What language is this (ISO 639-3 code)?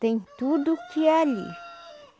por